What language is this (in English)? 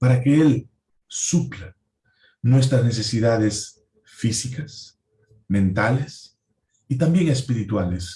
Spanish